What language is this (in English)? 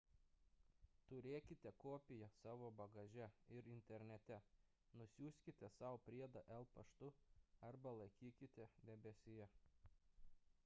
Lithuanian